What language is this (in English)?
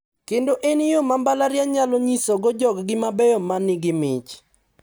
Luo (Kenya and Tanzania)